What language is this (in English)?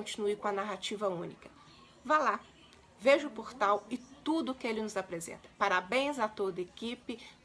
Portuguese